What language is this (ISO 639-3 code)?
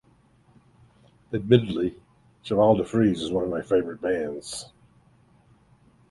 eng